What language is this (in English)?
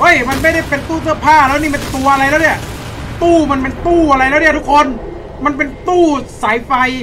Thai